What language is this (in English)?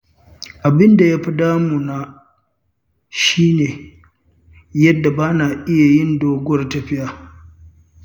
Hausa